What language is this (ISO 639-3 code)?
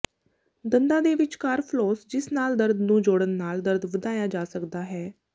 pan